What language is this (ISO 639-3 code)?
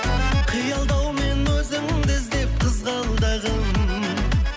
kaz